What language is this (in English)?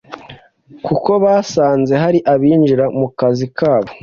Kinyarwanda